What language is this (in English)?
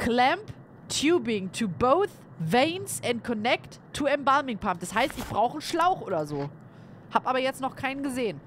German